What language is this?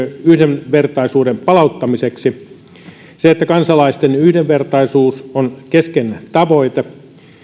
Finnish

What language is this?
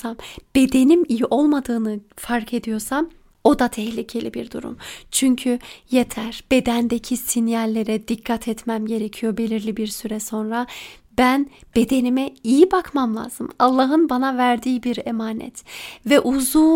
Turkish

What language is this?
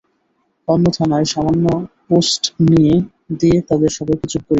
Bangla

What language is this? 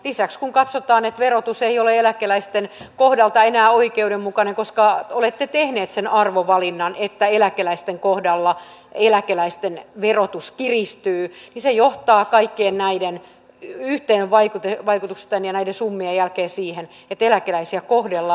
Finnish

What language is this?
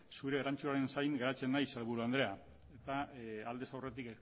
Basque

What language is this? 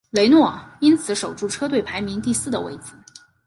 Chinese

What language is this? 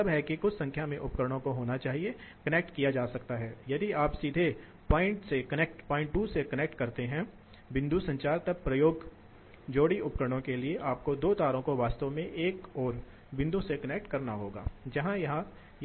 Hindi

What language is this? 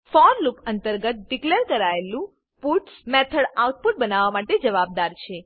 Gujarati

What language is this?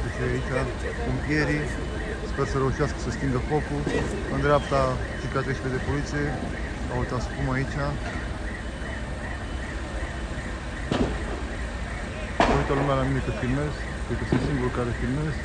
Romanian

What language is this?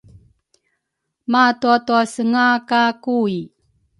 Rukai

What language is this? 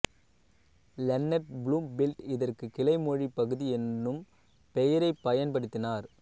Tamil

